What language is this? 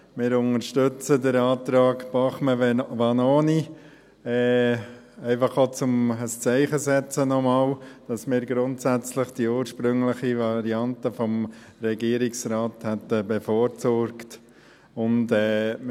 Swiss German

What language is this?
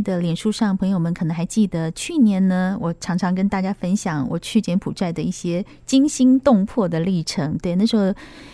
Chinese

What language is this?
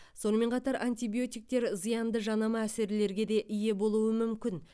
Kazakh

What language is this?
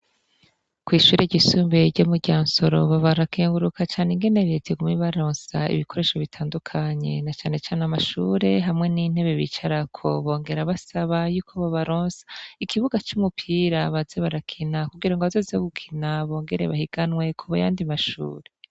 Rundi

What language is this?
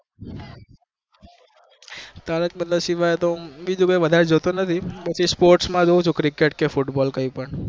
Gujarati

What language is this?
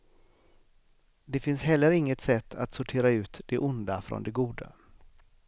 Swedish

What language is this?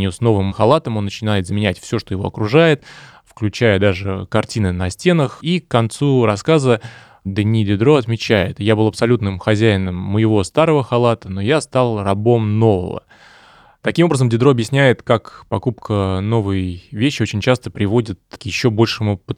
Russian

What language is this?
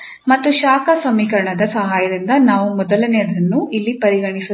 Kannada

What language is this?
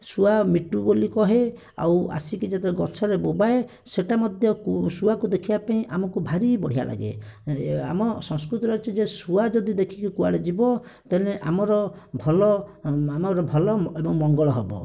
Odia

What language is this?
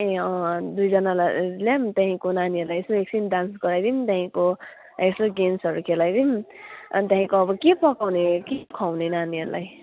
Nepali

